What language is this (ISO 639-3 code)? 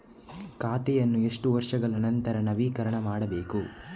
kan